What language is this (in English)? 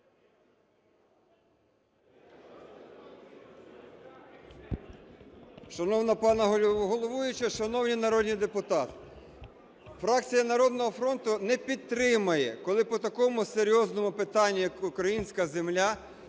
Ukrainian